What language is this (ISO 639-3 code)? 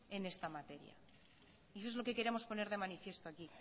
spa